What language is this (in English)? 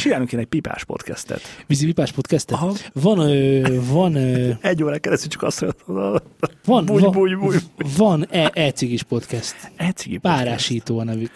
Hungarian